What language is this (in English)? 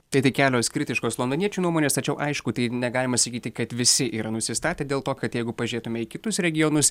Lithuanian